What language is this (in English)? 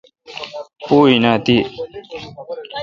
Kalkoti